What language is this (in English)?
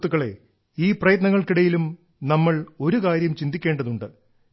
Malayalam